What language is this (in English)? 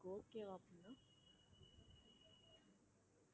Tamil